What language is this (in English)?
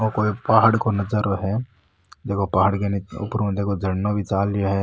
Rajasthani